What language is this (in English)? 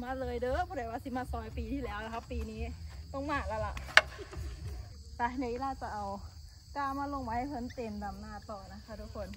Thai